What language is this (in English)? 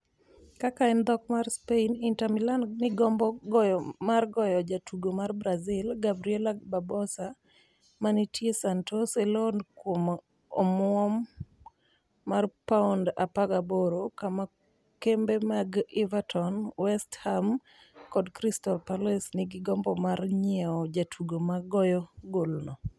Luo (Kenya and Tanzania)